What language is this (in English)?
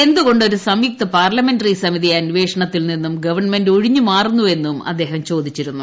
Malayalam